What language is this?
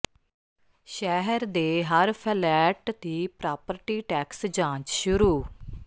Punjabi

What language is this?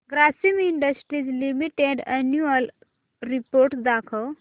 Marathi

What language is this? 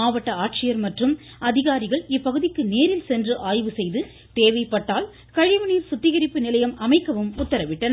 Tamil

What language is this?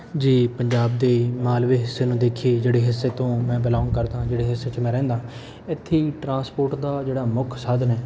Punjabi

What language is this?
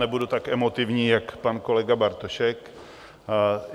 Czech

